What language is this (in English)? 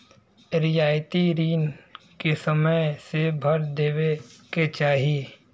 Bhojpuri